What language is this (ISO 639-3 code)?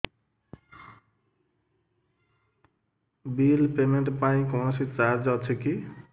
ori